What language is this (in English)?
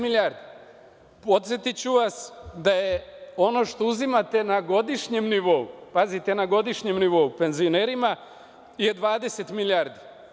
Serbian